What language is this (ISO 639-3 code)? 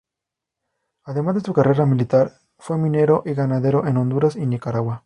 spa